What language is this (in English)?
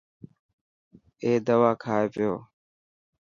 Dhatki